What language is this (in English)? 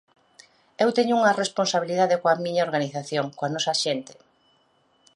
Galician